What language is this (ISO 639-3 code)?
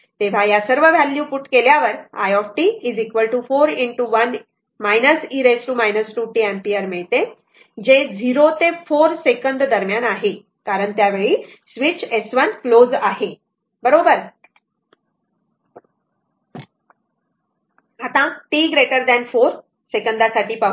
mar